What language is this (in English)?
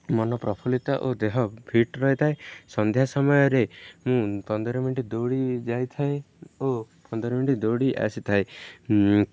Odia